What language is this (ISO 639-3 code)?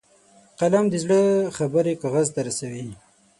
pus